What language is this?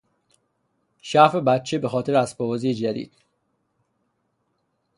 Persian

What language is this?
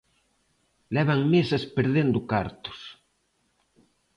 Galician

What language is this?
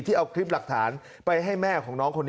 Thai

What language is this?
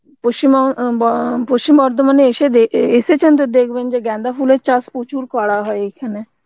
Bangla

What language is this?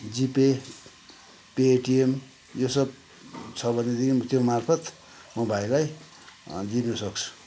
Nepali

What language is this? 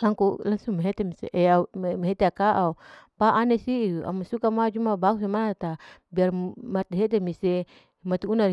Larike-Wakasihu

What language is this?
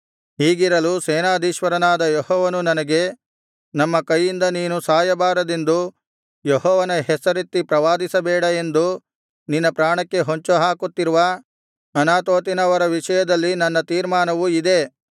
Kannada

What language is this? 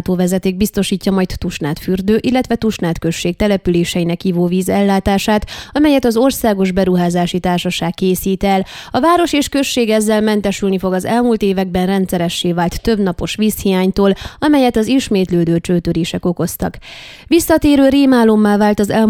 Hungarian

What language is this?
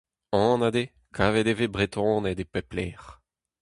Breton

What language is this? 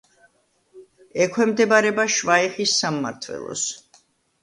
Georgian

